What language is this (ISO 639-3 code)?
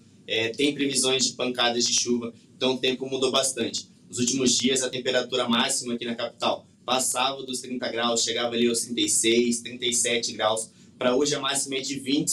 por